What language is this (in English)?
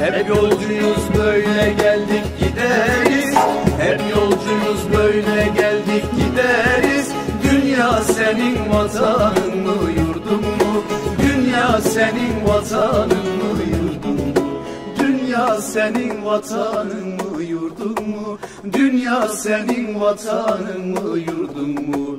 Turkish